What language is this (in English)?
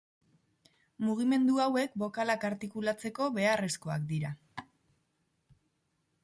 Basque